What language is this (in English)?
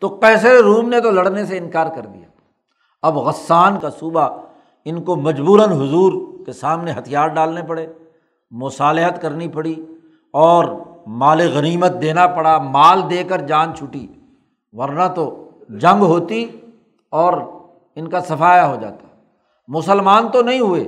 Urdu